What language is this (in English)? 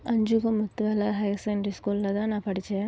Tamil